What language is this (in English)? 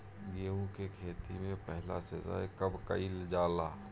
Bhojpuri